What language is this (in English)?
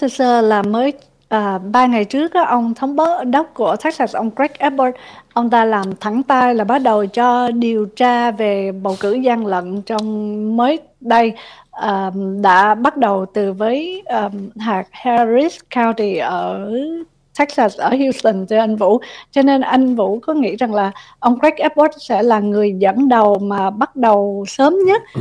Vietnamese